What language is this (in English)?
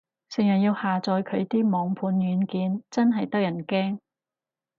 Cantonese